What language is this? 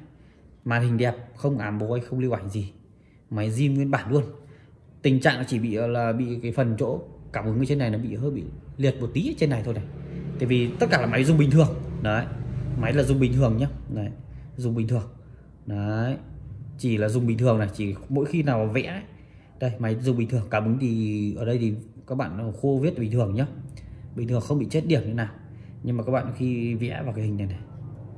Vietnamese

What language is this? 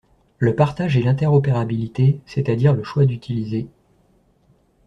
French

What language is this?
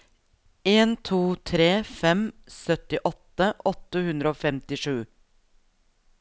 Norwegian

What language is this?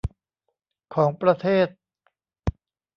Thai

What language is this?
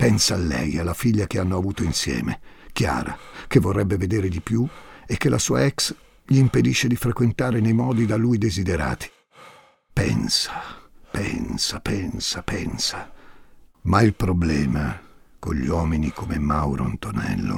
Italian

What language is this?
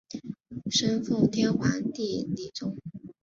Chinese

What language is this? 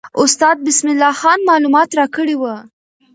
Pashto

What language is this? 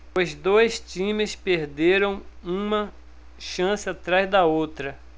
Portuguese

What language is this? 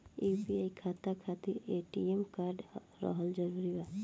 Bhojpuri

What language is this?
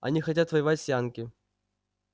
Russian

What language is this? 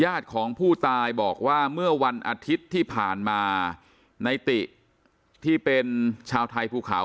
Thai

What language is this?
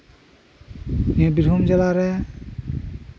Santali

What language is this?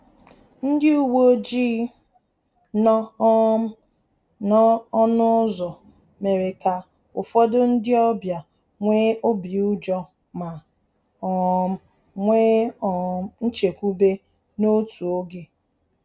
Igbo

